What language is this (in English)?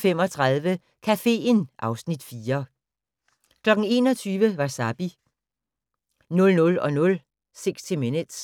Danish